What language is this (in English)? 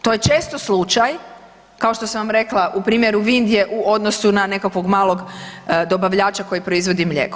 Croatian